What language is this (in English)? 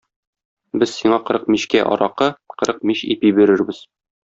Tatar